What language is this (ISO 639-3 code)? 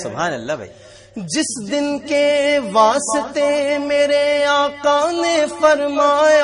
ara